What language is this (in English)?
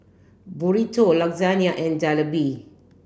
English